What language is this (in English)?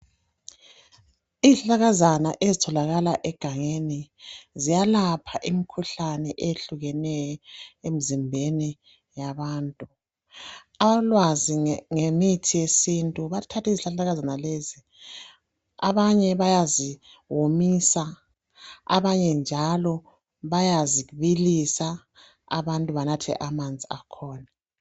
North Ndebele